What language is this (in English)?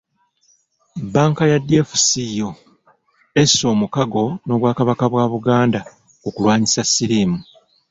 Ganda